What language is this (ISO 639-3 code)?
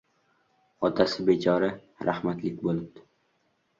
uzb